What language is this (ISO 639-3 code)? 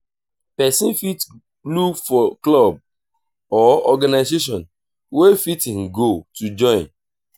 pcm